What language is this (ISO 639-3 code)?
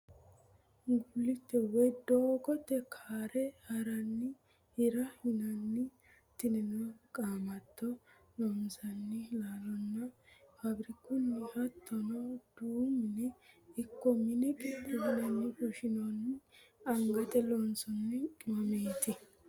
sid